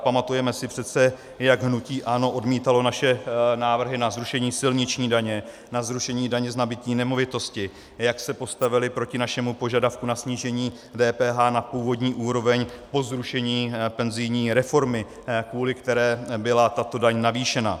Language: Czech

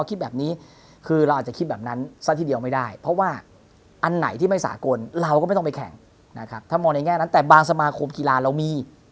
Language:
Thai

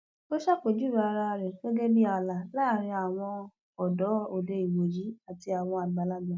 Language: Yoruba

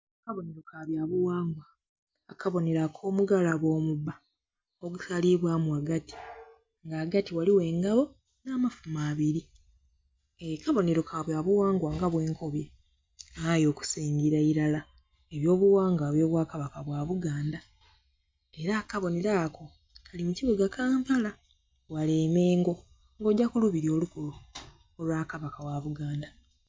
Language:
Soga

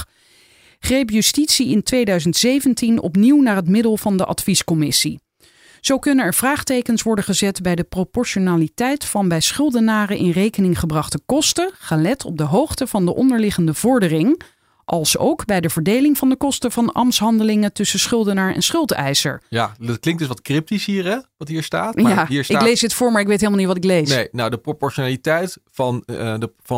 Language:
Dutch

